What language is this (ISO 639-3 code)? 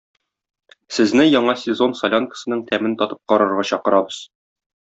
tat